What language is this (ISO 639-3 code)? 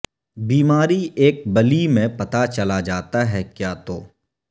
urd